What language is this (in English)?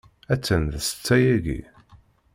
Kabyle